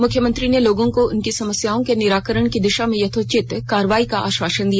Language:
Hindi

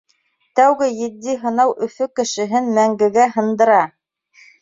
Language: Bashkir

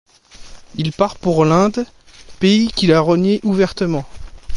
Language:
French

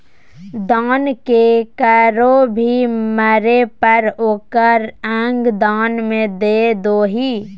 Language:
Magahi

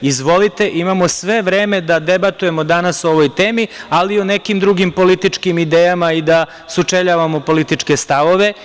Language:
Serbian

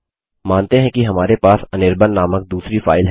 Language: Hindi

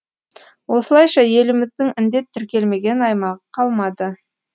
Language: Kazakh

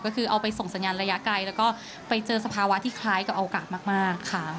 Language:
Thai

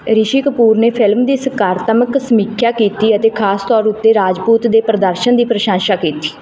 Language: Punjabi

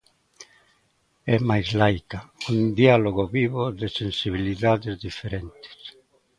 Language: Galician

